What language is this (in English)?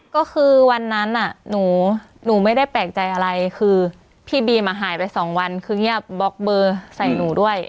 Thai